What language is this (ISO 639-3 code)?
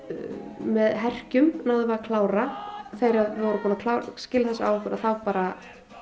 isl